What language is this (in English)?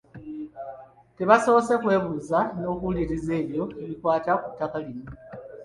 Ganda